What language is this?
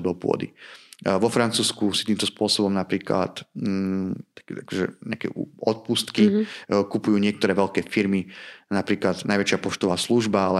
Slovak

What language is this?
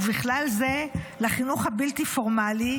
Hebrew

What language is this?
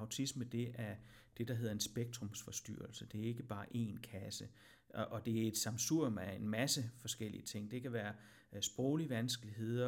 Danish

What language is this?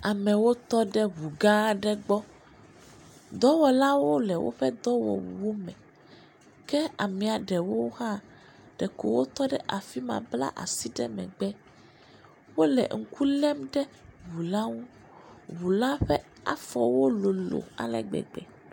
Ewe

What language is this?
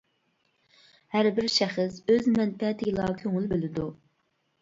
Uyghur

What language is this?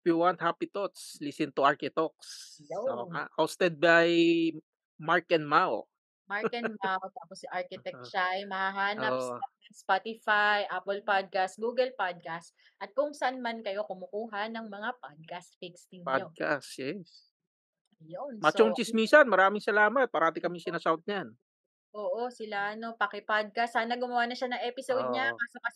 Filipino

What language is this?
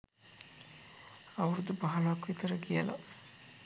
Sinhala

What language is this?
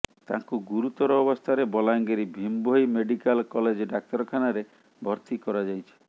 Odia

